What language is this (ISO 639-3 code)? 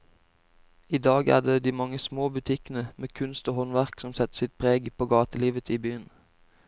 nor